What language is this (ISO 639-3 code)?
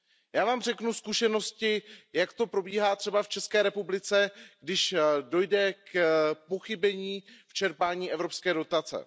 ces